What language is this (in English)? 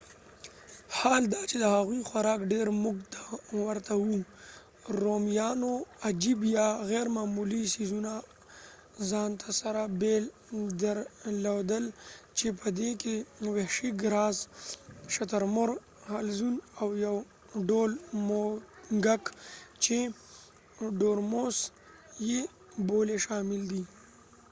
Pashto